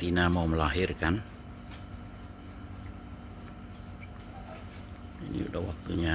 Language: Indonesian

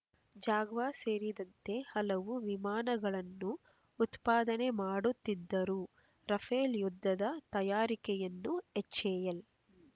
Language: Kannada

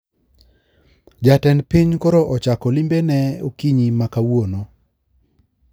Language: Luo (Kenya and Tanzania)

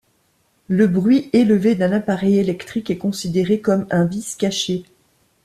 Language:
French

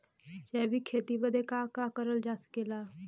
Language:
Bhojpuri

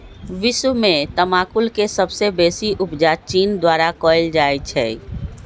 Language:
Magahi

